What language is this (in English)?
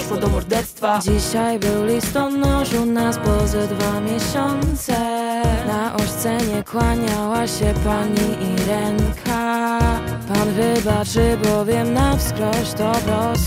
Polish